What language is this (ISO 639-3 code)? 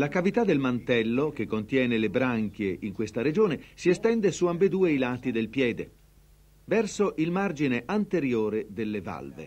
ita